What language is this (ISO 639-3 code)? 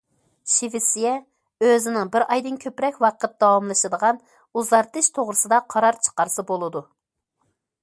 uig